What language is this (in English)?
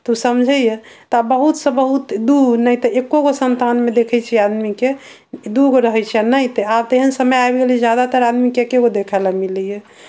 Maithili